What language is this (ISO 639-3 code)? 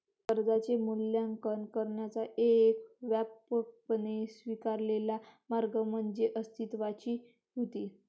mar